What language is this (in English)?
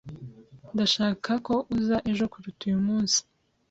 Kinyarwanda